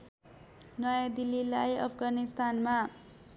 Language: Nepali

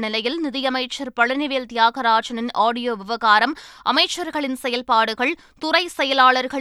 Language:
Tamil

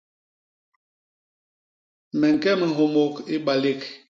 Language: Basaa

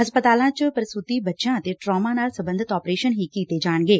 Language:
Punjabi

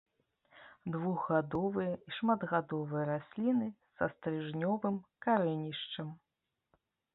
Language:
Belarusian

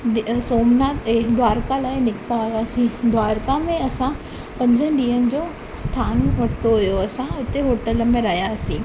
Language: Sindhi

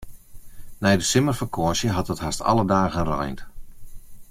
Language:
Western Frisian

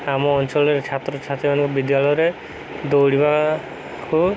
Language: Odia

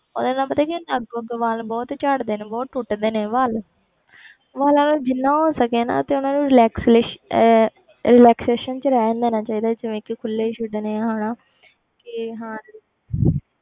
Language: Punjabi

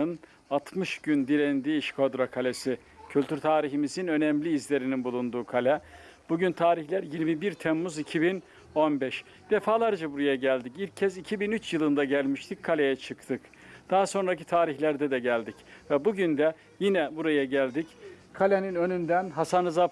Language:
Turkish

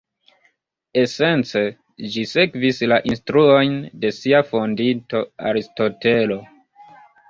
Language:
Esperanto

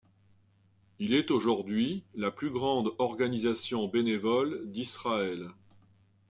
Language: French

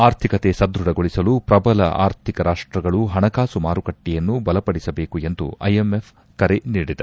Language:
Kannada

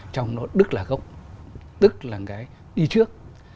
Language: Vietnamese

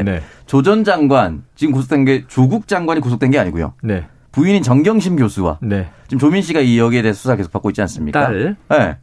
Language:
Korean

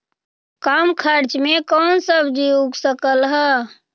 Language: Magahi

